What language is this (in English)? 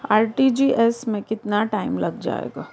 Hindi